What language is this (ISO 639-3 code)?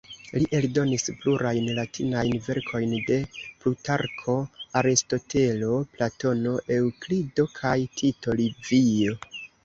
epo